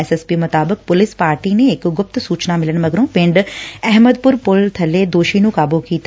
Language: Punjabi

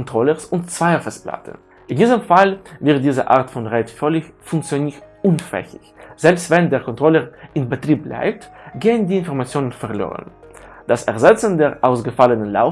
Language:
German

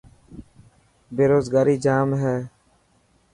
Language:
Dhatki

